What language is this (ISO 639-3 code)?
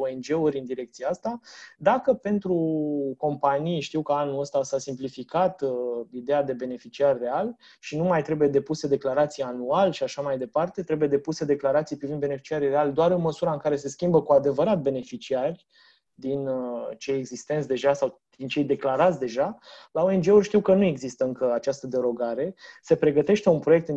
ron